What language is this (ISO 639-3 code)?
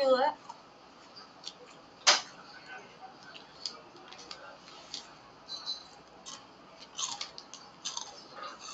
vie